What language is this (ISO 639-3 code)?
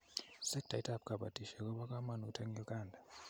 kln